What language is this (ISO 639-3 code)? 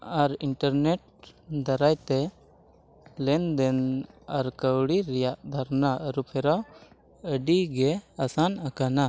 sat